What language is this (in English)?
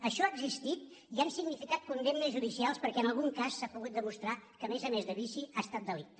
Catalan